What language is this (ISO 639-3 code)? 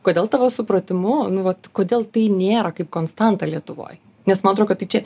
lit